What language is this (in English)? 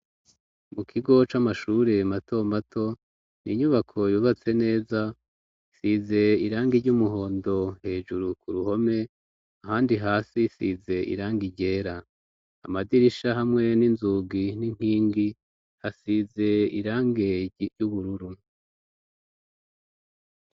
Rundi